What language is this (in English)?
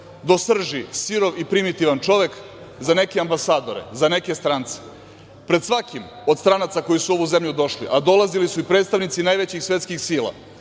Serbian